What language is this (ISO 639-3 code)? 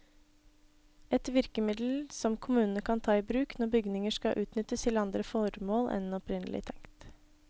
nor